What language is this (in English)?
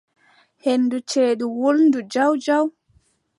Adamawa Fulfulde